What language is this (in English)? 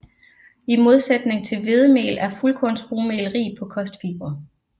Danish